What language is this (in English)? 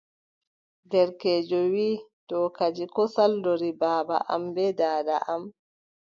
Adamawa Fulfulde